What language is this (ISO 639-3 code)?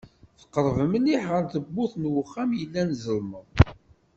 kab